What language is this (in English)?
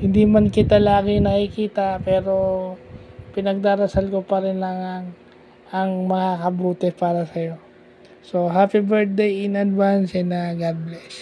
Filipino